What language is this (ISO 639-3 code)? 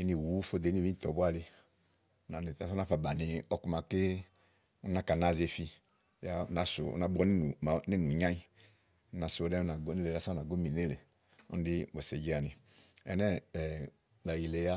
ahl